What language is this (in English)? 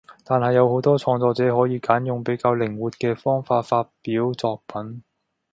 Cantonese